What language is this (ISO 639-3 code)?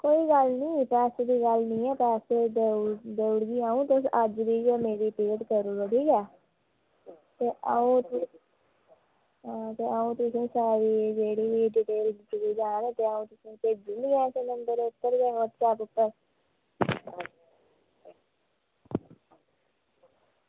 doi